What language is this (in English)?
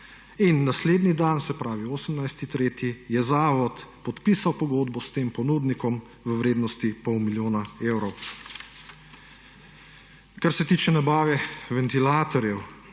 Slovenian